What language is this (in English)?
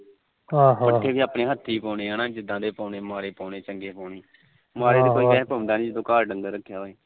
Punjabi